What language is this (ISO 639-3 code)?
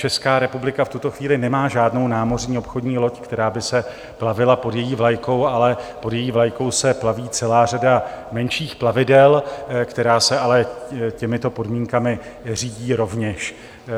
ces